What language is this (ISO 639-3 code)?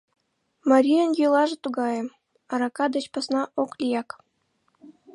chm